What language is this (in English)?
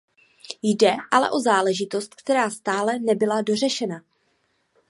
Czech